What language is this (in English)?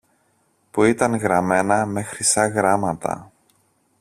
Greek